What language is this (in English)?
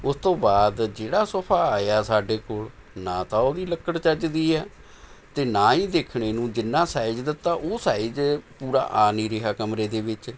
Punjabi